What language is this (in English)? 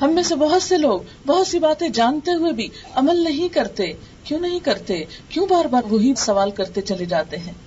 Urdu